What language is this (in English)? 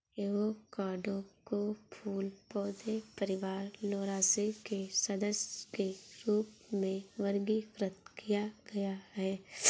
Hindi